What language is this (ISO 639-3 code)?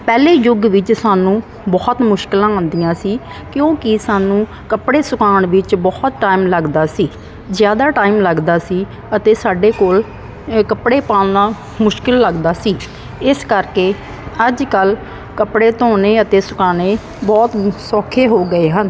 pan